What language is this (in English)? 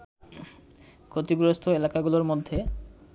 Bangla